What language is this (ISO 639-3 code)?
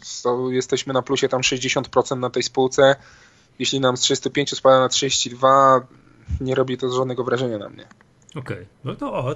pol